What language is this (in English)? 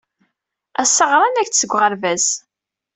Kabyle